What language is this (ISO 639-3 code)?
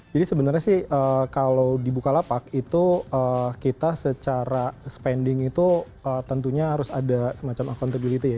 ind